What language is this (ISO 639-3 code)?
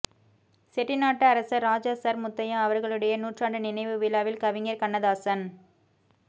tam